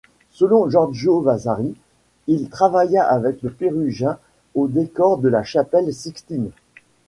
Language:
French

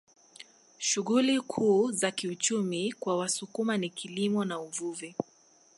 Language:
Swahili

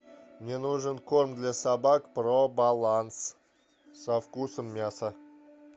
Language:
Russian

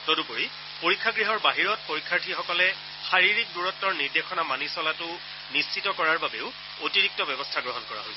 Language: Assamese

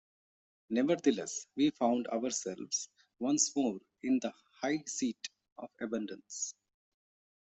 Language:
English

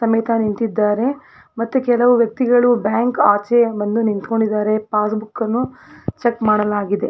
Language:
Kannada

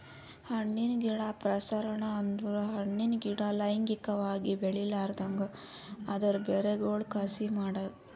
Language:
Kannada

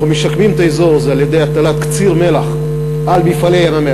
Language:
Hebrew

